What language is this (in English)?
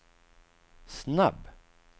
Swedish